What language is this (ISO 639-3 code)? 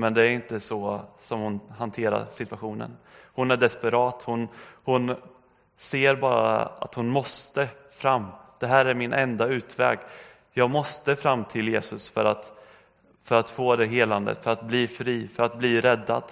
swe